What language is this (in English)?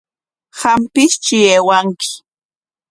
Corongo Ancash Quechua